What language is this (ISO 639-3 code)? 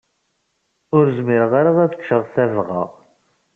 kab